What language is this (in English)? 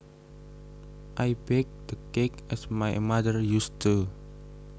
Javanese